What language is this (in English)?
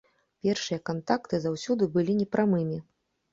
Belarusian